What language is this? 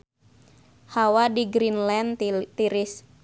Sundanese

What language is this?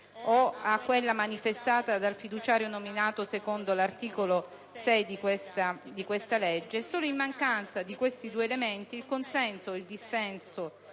Italian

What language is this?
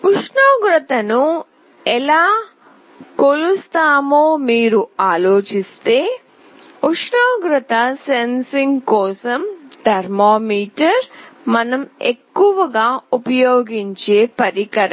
Telugu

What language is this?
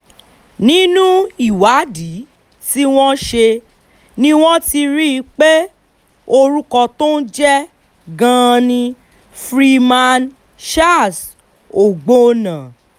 Yoruba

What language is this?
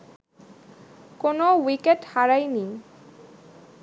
Bangla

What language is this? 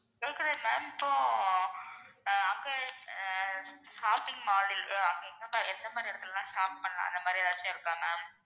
Tamil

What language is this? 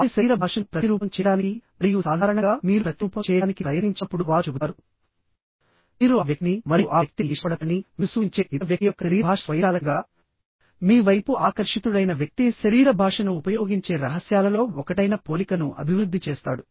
Telugu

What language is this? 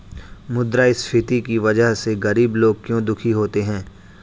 Hindi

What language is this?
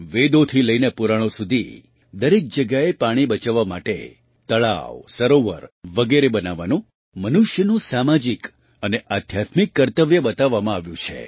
Gujarati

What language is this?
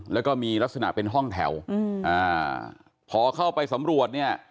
Thai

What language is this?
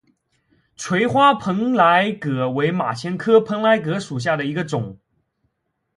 Chinese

